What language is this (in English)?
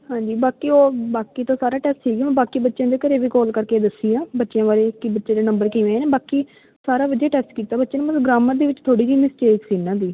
Punjabi